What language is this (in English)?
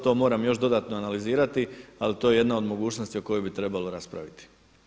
Croatian